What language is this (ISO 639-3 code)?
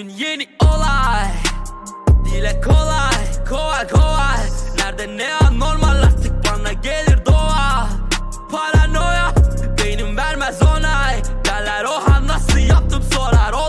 tur